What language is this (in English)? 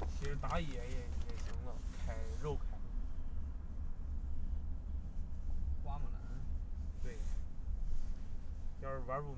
Chinese